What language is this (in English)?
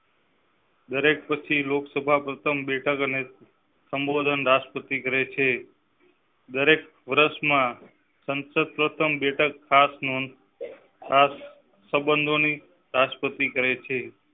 Gujarati